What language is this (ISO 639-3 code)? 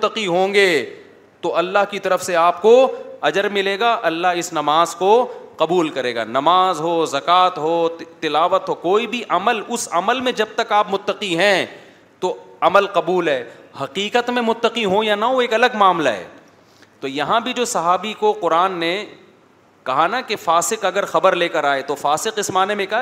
urd